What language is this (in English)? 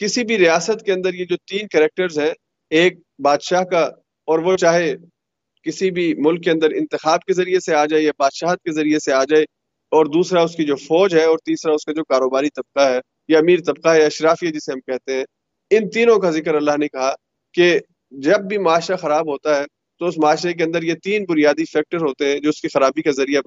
Urdu